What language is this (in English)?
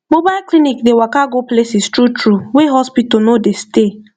Nigerian Pidgin